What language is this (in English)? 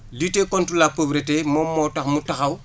Wolof